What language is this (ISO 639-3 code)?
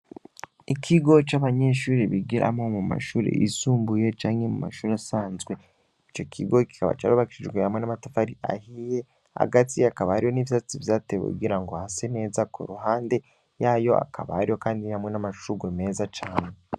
run